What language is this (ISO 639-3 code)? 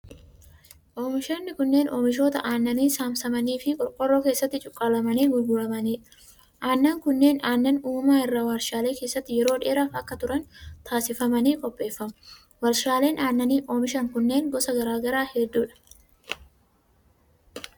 orm